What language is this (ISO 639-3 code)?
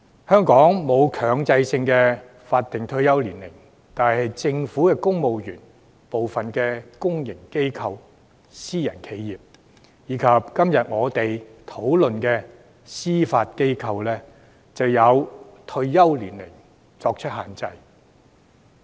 yue